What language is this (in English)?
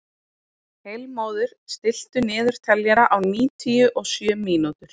Icelandic